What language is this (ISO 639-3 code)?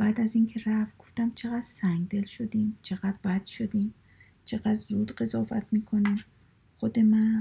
fas